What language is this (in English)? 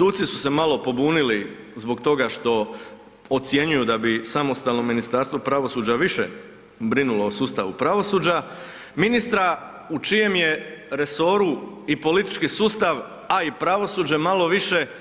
Croatian